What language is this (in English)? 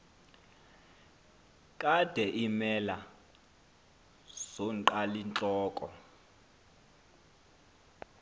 Xhosa